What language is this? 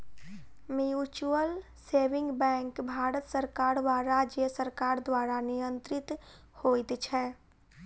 Maithili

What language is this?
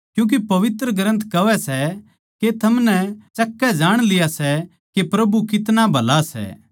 Haryanvi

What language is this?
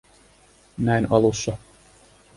Finnish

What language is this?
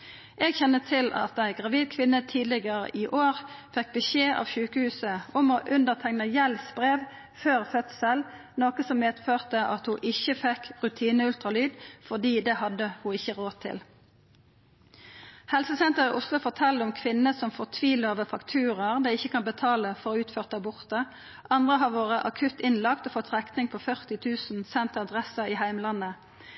Norwegian Nynorsk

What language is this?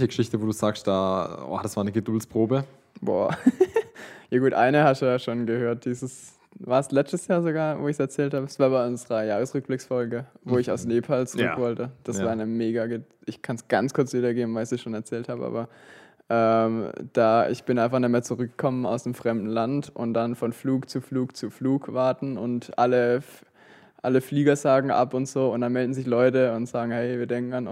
German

